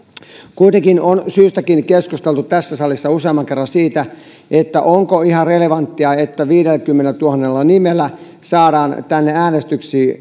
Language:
Finnish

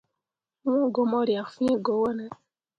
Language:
Mundang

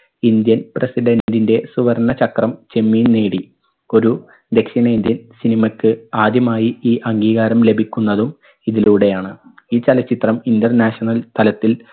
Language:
Malayalam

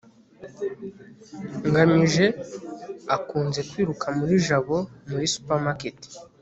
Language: Kinyarwanda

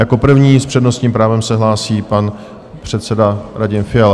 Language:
Czech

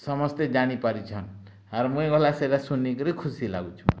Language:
Odia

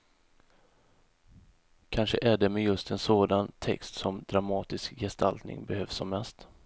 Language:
Swedish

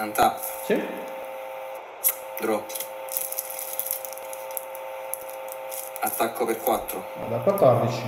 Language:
Italian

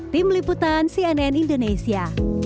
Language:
Indonesian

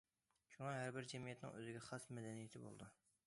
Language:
Uyghur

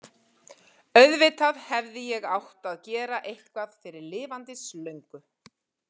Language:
Icelandic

